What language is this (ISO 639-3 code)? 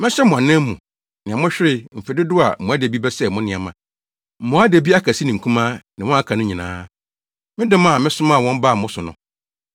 aka